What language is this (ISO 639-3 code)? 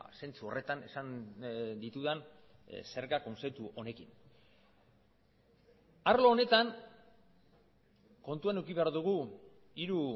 eus